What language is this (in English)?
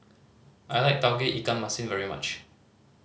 English